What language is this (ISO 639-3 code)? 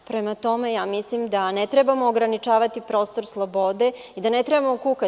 srp